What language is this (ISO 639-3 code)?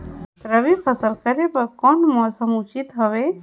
hne